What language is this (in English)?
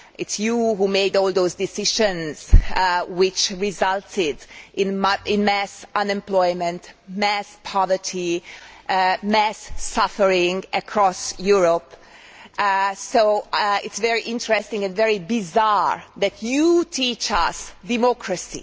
English